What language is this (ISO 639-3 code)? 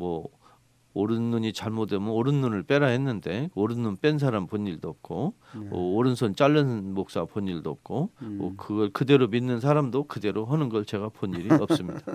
kor